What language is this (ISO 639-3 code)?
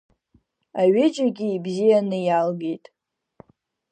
abk